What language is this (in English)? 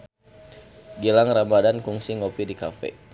Sundanese